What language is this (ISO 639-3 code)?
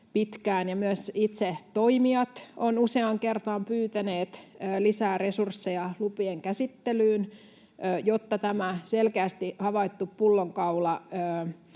fin